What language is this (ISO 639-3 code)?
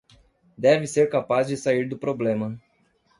por